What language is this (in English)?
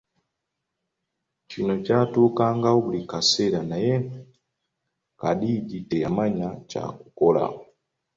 Ganda